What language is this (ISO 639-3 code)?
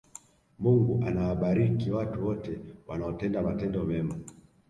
swa